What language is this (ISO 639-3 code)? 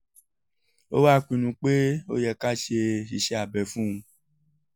yor